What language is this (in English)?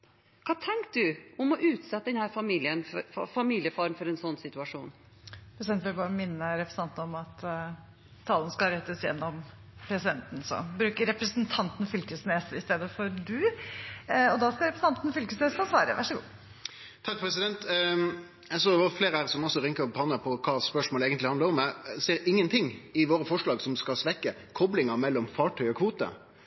Norwegian